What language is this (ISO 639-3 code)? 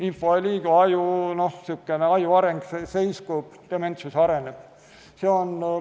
est